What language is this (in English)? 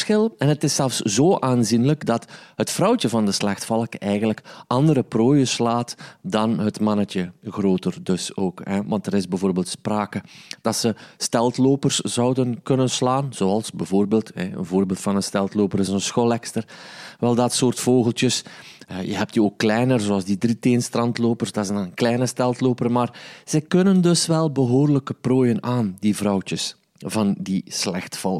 Dutch